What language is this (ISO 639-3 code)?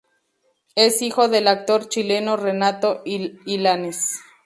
spa